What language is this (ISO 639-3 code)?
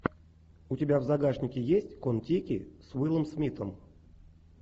rus